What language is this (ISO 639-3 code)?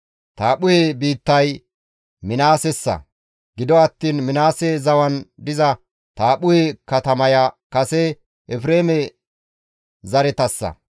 gmv